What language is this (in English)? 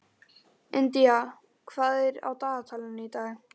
Icelandic